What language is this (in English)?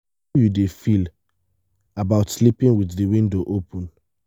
Nigerian Pidgin